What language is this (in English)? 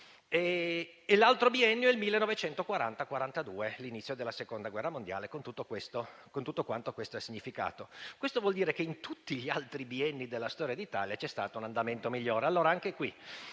Italian